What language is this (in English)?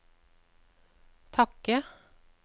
Norwegian